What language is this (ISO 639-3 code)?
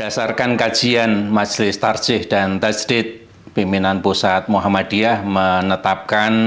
ind